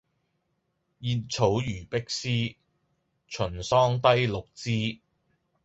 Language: Cantonese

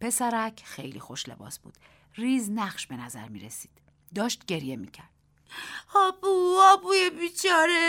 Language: Persian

